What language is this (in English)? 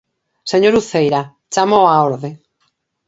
Galician